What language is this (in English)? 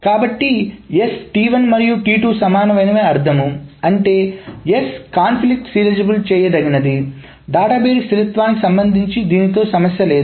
Telugu